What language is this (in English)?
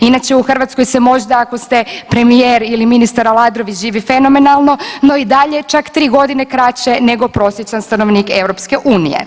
Croatian